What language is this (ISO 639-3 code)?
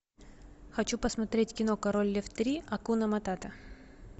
rus